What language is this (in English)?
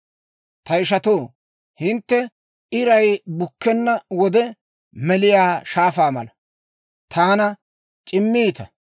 Dawro